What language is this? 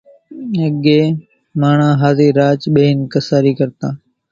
Kachi Koli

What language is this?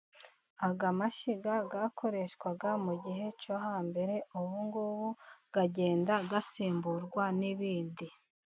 Kinyarwanda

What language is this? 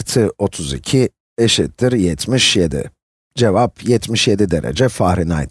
Turkish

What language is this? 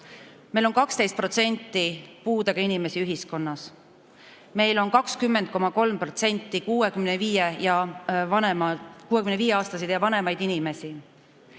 Estonian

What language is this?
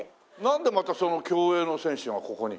Japanese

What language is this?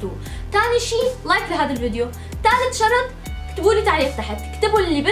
Arabic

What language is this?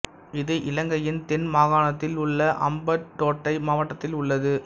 Tamil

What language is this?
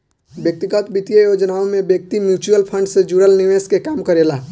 Bhojpuri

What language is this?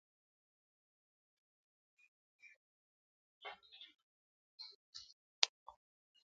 Igbo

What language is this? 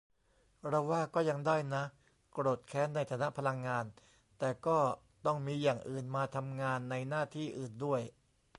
Thai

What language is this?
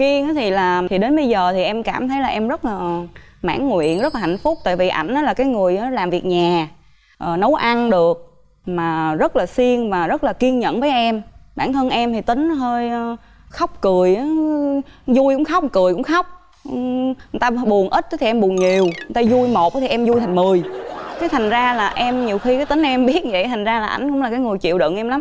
Vietnamese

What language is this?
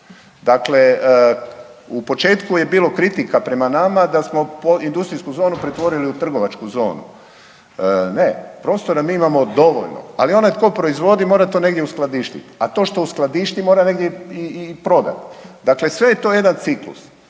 Croatian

